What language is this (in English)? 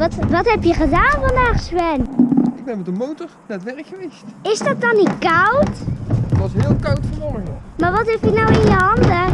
Dutch